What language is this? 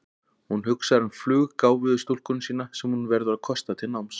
Icelandic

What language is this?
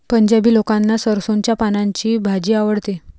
Marathi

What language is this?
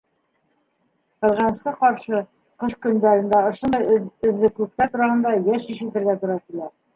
Bashkir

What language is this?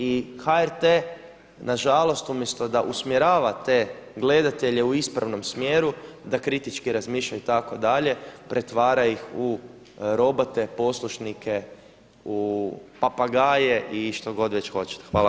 Croatian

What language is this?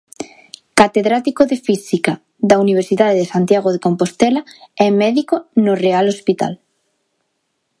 Galician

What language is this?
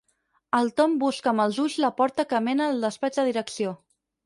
Catalan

